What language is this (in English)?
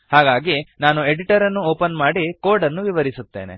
Kannada